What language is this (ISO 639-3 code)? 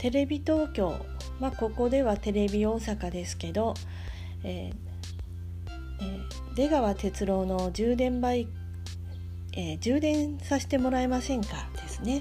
jpn